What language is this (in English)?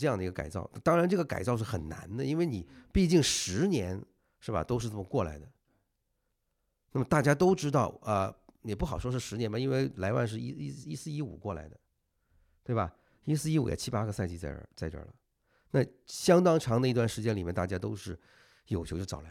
Chinese